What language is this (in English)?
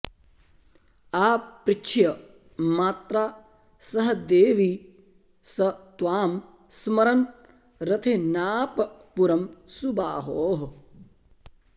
Sanskrit